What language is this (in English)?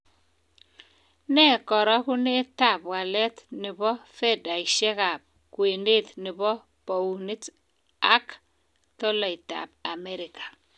Kalenjin